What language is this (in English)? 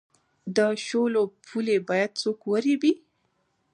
Pashto